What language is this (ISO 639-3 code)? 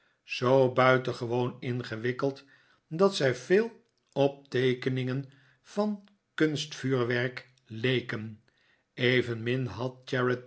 nld